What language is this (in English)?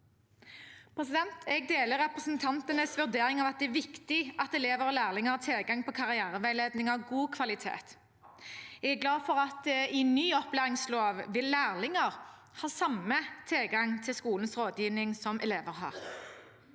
Norwegian